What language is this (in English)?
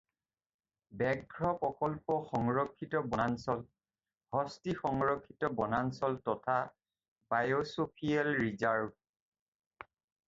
Assamese